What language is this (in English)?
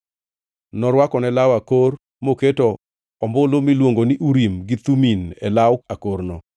Luo (Kenya and Tanzania)